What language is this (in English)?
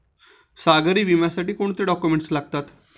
Marathi